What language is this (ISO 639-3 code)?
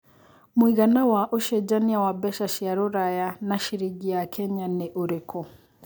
kik